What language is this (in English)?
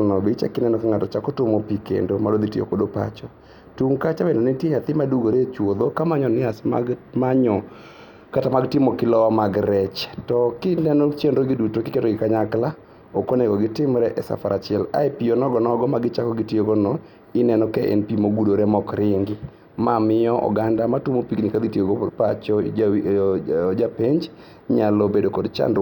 Luo (Kenya and Tanzania)